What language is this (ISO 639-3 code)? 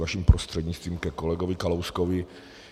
ces